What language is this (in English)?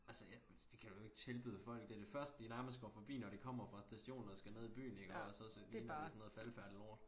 Danish